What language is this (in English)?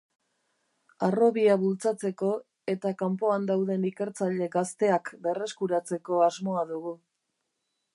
Basque